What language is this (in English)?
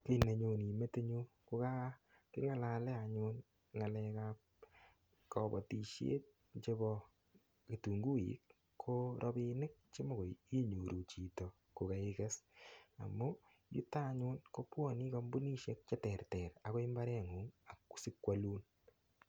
Kalenjin